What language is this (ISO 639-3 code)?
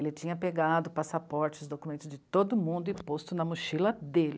por